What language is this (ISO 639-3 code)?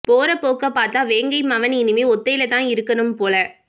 tam